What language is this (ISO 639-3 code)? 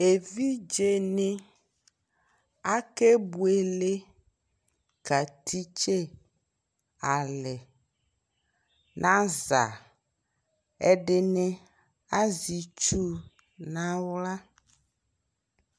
kpo